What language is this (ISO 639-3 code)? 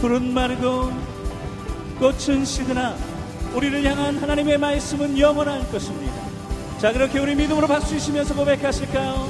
kor